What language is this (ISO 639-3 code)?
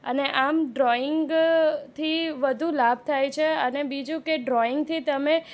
guj